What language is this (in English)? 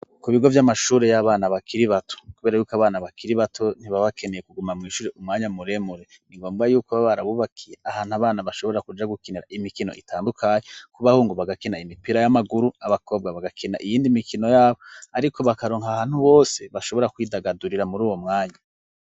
Rundi